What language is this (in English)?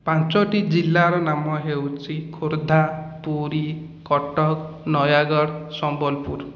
Odia